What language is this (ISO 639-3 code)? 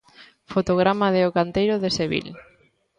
glg